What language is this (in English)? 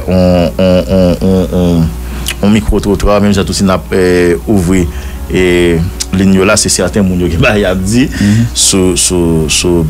French